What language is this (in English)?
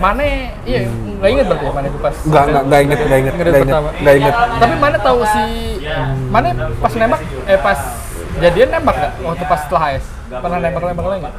Indonesian